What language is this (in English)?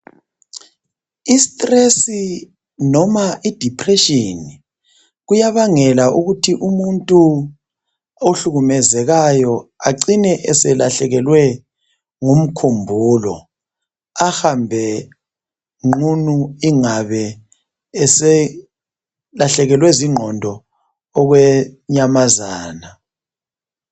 North Ndebele